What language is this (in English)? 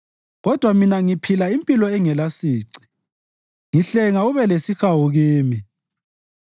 North Ndebele